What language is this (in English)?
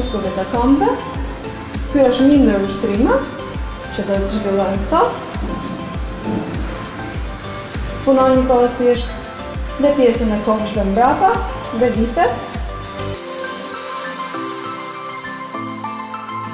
Polish